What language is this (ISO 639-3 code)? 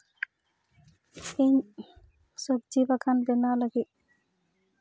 sat